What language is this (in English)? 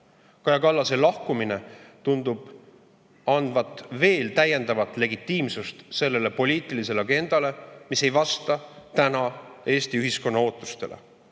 Estonian